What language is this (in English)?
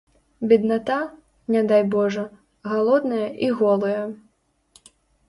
Belarusian